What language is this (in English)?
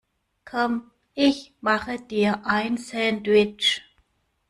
German